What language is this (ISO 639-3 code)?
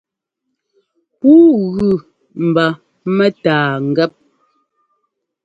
jgo